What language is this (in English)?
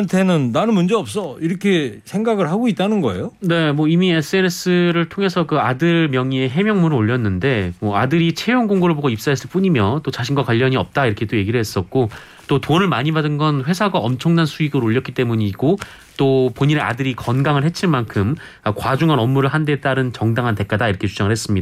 Korean